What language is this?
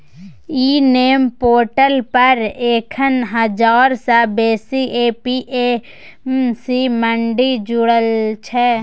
Maithili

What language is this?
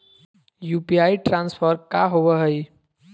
Magahi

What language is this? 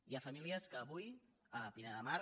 Catalan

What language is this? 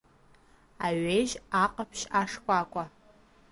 Abkhazian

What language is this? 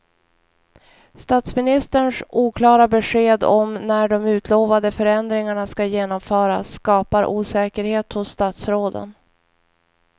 Swedish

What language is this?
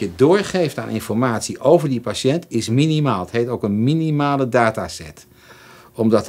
Dutch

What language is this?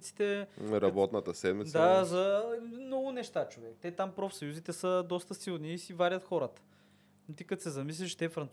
Bulgarian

